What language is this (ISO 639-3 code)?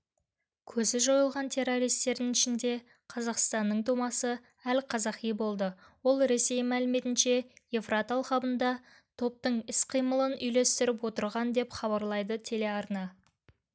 kaz